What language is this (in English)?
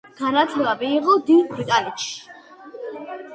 Georgian